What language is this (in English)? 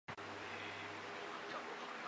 Chinese